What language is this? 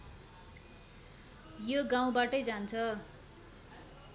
Nepali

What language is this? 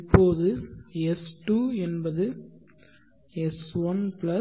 Tamil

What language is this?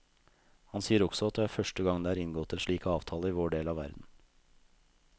Norwegian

